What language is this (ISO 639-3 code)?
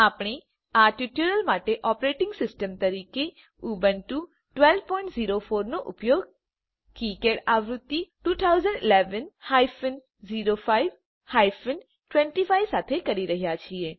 guj